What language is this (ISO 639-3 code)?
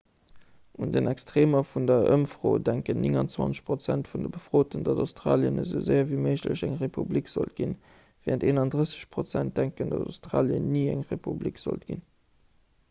ltz